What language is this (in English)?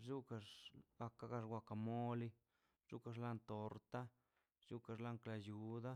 Mazaltepec Zapotec